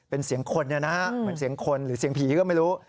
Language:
Thai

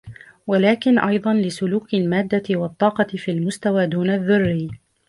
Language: Arabic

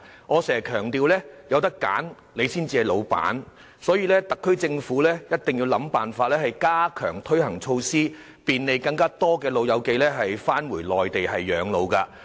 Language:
Cantonese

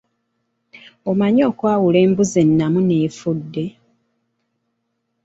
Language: Ganda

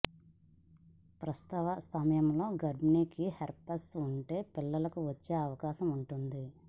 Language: Telugu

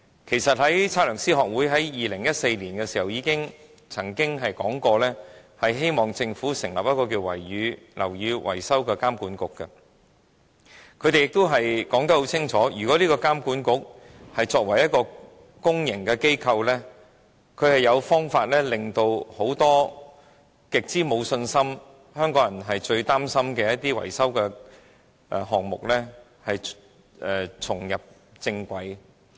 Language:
Cantonese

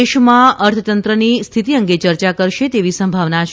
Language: Gujarati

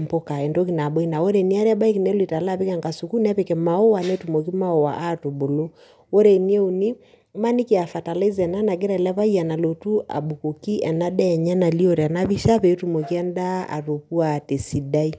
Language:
Masai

